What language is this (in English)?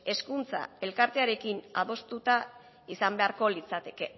Basque